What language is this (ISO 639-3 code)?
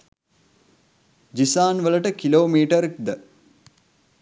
sin